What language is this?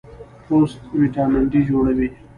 Pashto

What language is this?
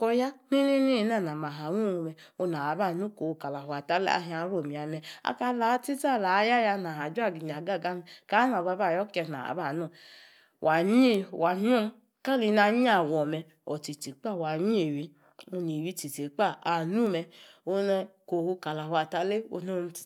Yace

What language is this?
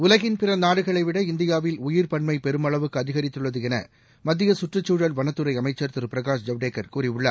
Tamil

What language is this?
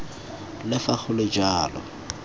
Tswana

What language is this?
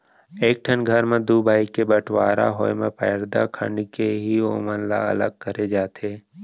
Chhattisgarhi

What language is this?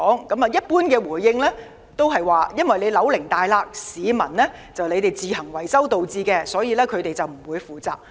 Cantonese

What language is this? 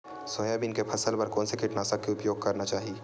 Chhattisgarhi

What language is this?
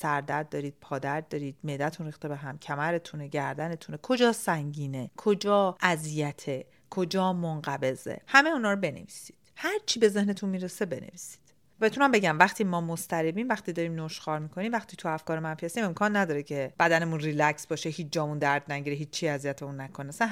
Persian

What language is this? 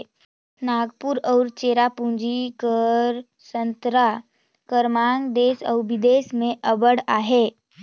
Chhattisgarhi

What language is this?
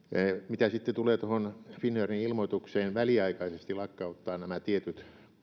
Finnish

